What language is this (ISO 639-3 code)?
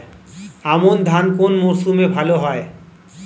ben